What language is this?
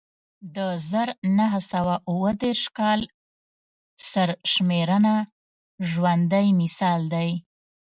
Pashto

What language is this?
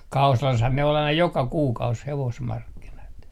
Finnish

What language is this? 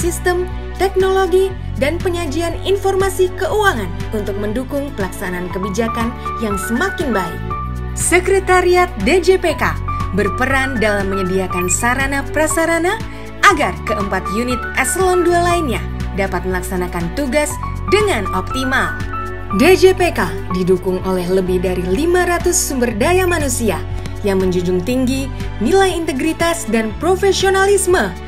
Indonesian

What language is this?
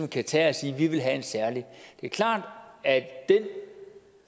Danish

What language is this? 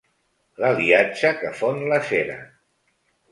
Catalan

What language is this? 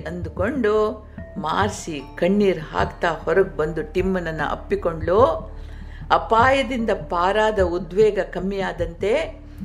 Kannada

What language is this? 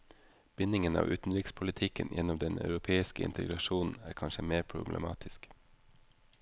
Norwegian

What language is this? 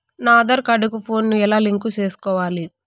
Telugu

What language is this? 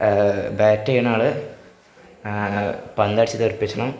Malayalam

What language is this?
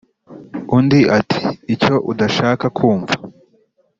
Kinyarwanda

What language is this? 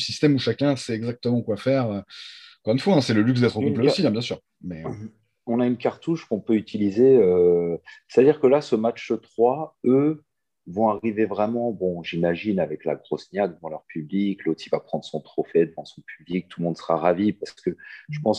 French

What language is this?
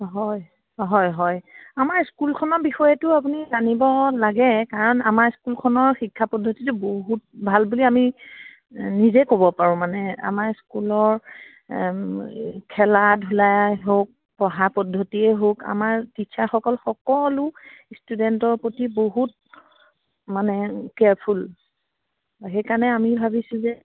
Assamese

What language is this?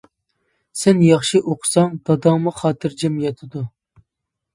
Uyghur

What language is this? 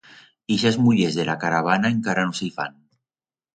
Aragonese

